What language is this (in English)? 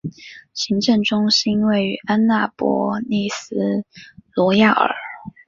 Chinese